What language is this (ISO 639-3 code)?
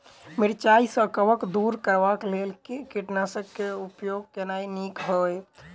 mai